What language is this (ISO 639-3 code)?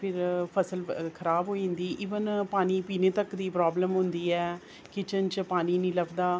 doi